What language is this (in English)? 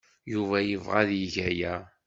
Kabyle